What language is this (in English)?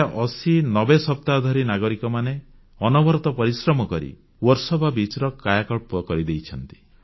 Odia